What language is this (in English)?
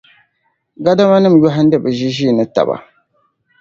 Dagbani